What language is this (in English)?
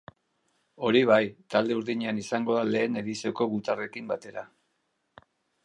Basque